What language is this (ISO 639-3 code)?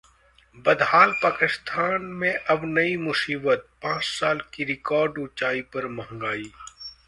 hin